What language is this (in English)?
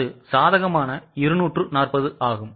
Tamil